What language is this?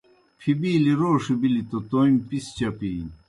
Kohistani Shina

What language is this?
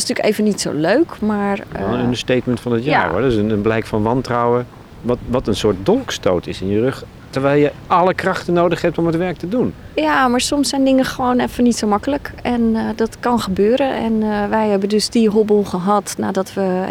Dutch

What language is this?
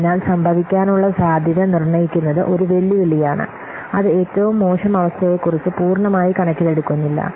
Malayalam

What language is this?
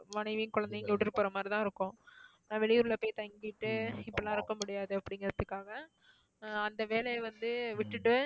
Tamil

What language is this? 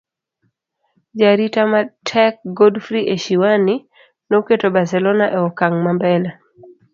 Luo (Kenya and Tanzania)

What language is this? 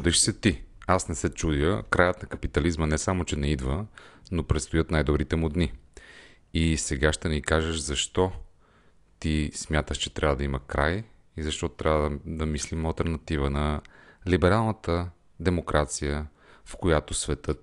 Bulgarian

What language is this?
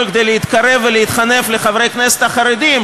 Hebrew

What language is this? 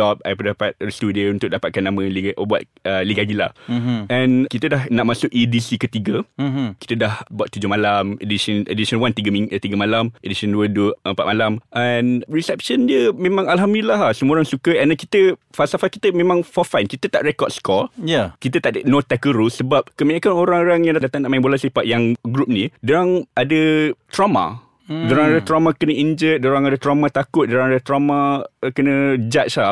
Malay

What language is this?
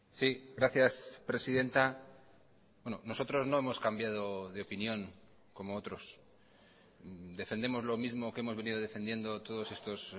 Spanish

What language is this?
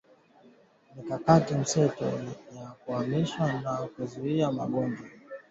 Swahili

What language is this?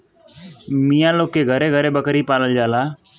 Bhojpuri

